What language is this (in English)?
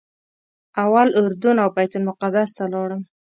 Pashto